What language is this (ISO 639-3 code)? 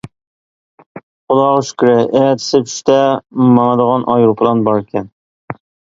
uig